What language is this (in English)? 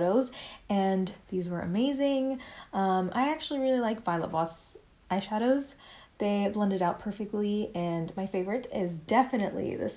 English